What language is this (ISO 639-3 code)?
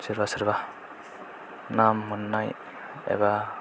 brx